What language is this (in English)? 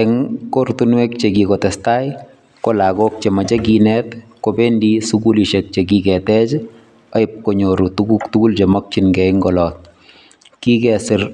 Kalenjin